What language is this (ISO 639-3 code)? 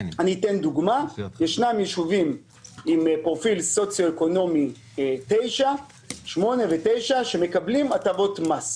heb